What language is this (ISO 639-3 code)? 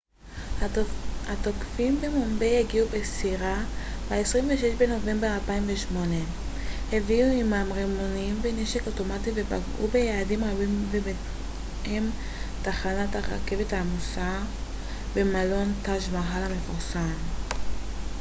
heb